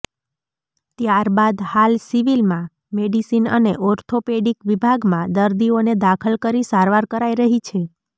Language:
Gujarati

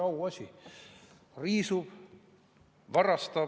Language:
Estonian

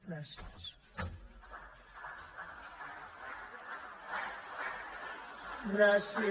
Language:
Catalan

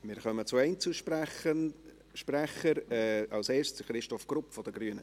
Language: Swiss German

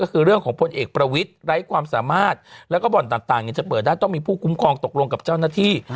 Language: Thai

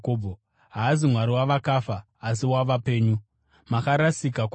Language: Shona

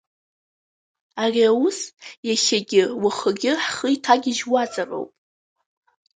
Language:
Abkhazian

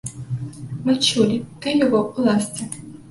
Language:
Belarusian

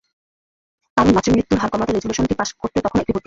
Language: Bangla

